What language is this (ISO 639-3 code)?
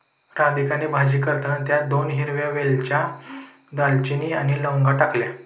mar